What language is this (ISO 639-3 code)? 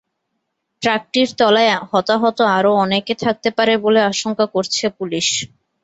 ben